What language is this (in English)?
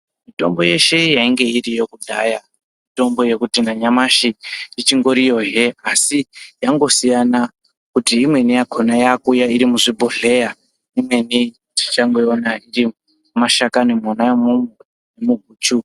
Ndau